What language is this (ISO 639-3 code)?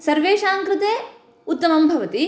san